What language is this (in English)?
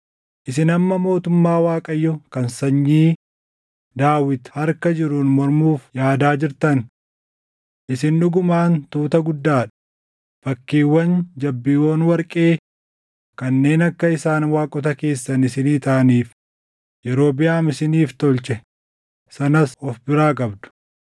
Oromo